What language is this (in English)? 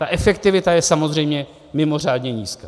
Czech